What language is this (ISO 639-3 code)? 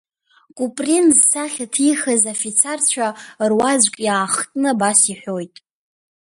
abk